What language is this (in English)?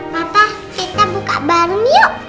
Indonesian